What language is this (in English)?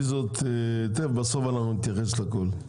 Hebrew